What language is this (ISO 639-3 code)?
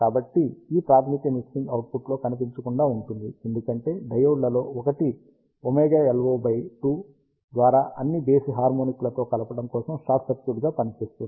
tel